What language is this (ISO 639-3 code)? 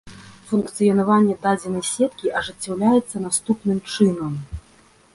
bel